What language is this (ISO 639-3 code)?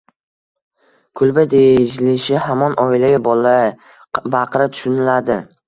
uzb